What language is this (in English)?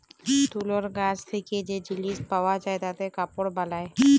Bangla